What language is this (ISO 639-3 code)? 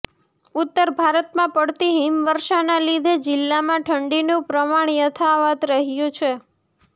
guj